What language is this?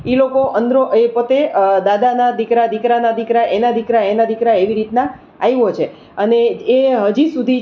Gujarati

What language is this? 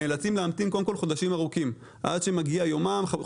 Hebrew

